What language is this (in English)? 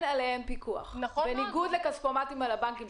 Hebrew